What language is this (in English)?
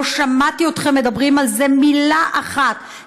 Hebrew